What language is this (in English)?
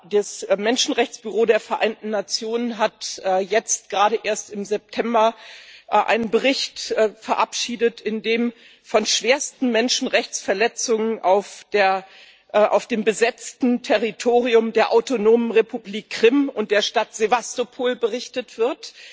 German